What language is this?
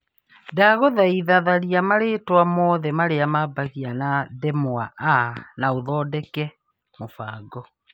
Kikuyu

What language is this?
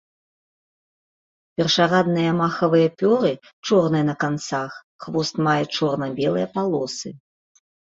Belarusian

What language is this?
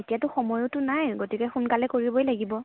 Assamese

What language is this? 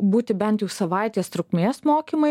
Lithuanian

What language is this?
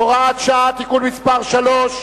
Hebrew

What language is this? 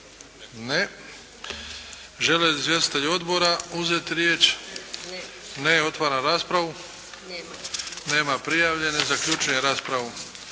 Croatian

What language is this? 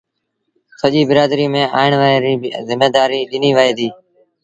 Sindhi Bhil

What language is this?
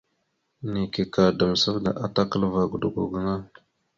Mada (Cameroon)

